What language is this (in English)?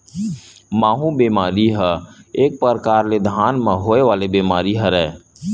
Chhattisgarhi